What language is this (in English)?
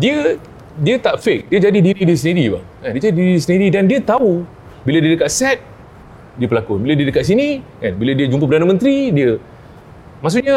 Malay